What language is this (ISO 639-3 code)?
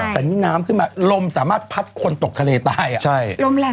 tha